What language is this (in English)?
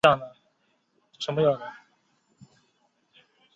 Chinese